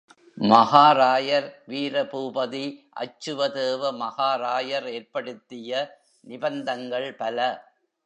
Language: Tamil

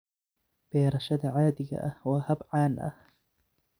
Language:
Somali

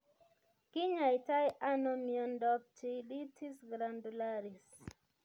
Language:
Kalenjin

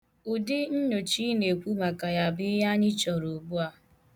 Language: Igbo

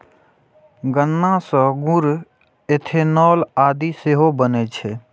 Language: Maithili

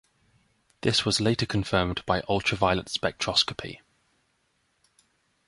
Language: English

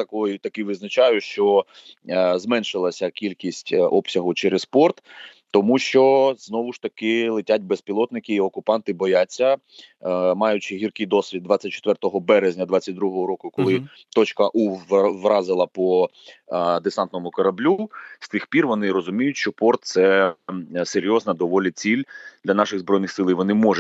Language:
Ukrainian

